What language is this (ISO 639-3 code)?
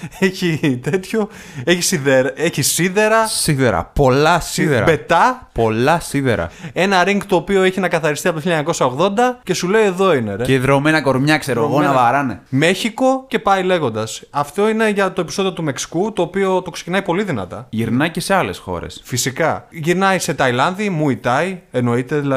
ell